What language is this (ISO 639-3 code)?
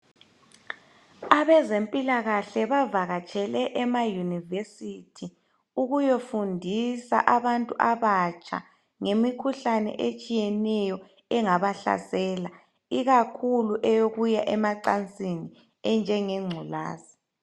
nde